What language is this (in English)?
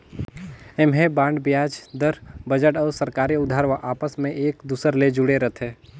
Chhattisgarhi